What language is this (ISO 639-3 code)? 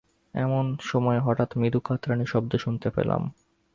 ben